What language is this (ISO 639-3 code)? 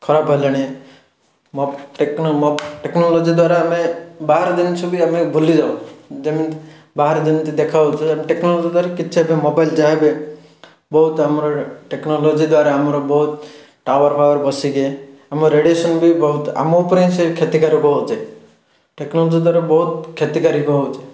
ori